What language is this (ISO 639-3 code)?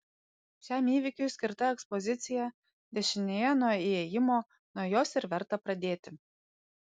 lit